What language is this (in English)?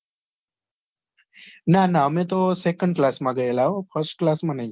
Gujarati